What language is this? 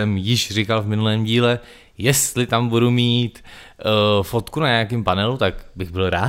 Czech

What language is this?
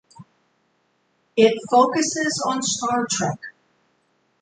English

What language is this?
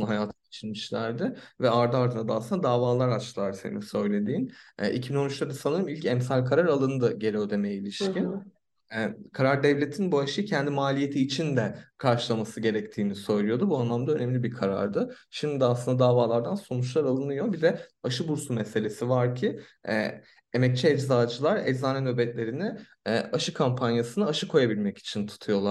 Turkish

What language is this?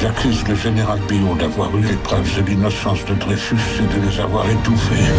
French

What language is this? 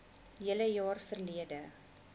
Afrikaans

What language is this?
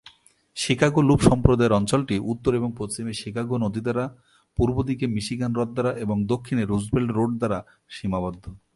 Bangla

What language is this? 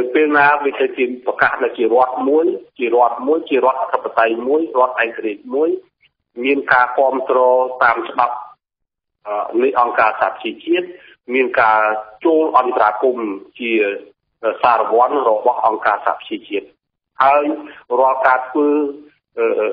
Thai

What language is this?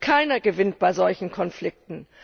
German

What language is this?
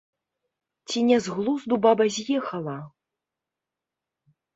Belarusian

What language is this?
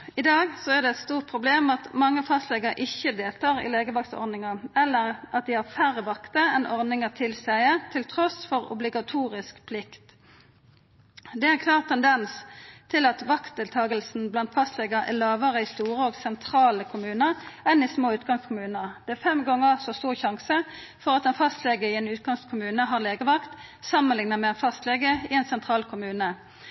Norwegian Nynorsk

